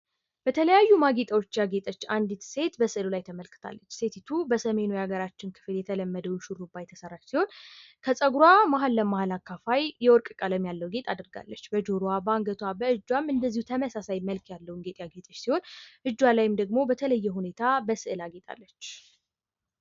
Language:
Amharic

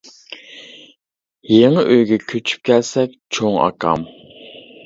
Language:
Uyghur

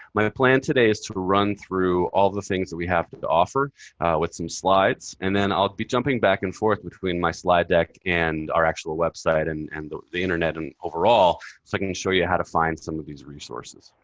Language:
English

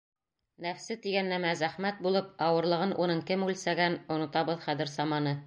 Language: Bashkir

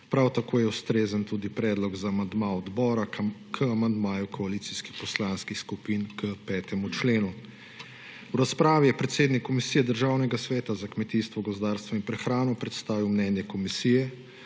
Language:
Slovenian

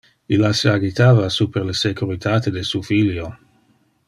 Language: Interlingua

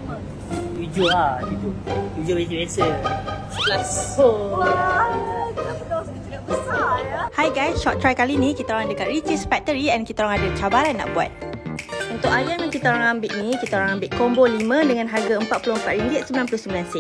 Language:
Malay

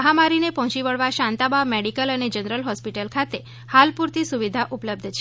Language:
Gujarati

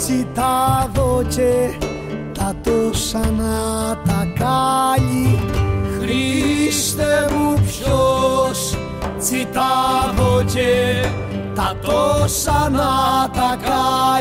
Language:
Greek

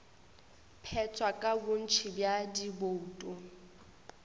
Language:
Northern Sotho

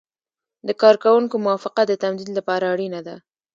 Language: Pashto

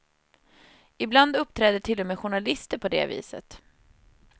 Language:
Swedish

